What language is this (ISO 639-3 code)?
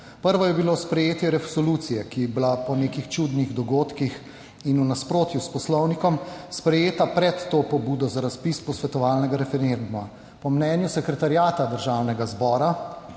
slv